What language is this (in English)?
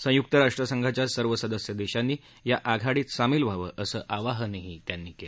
Marathi